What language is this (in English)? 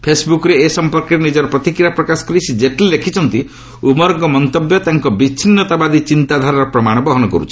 Odia